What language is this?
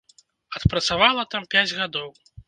Belarusian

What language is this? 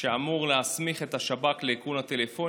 Hebrew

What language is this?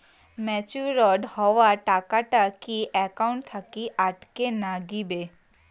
Bangla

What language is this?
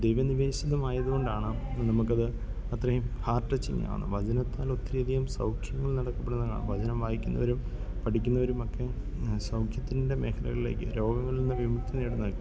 Malayalam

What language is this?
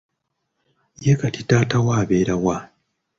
Ganda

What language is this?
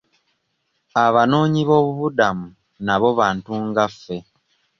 Ganda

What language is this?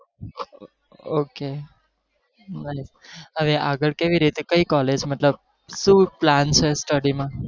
Gujarati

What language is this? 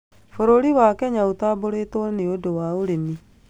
Kikuyu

